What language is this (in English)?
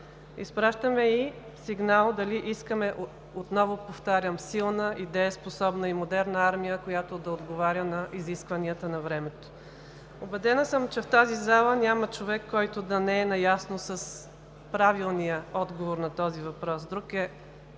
Bulgarian